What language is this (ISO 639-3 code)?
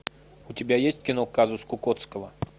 rus